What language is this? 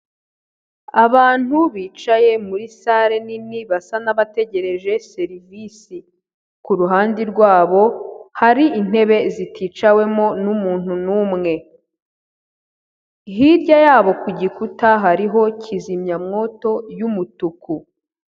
Kinyarwanda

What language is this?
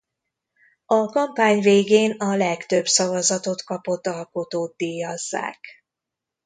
Hungarian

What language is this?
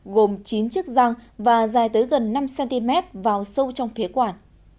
Vietnamese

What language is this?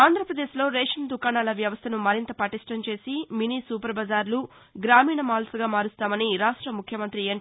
Telugu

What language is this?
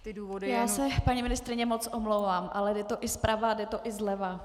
Czech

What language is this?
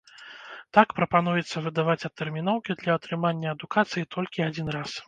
Belarusian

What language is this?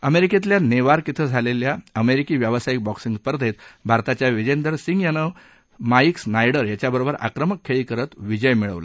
Marathi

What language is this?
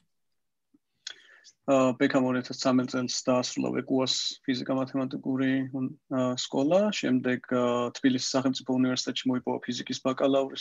Romanian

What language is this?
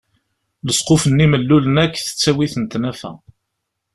Kabyle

